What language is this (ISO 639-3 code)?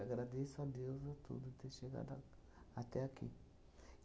por